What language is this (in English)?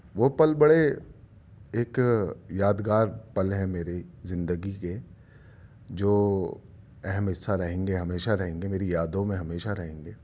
Urdu